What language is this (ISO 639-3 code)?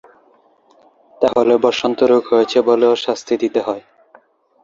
ben